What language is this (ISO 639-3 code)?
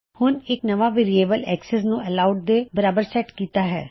pan